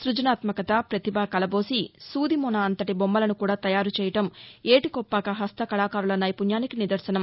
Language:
Telugu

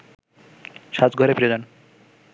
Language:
Bangla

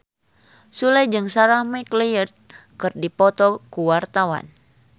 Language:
Sundanese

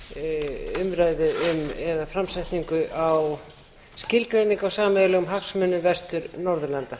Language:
Icelandic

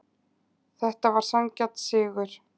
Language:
Icelandic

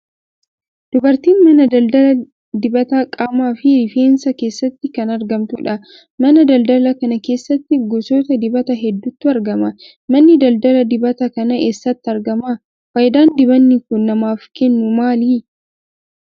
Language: Oromo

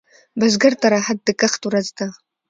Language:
Pashto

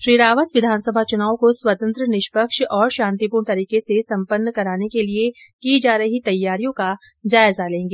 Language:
Hindi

